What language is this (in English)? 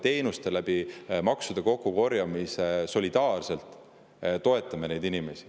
Estonian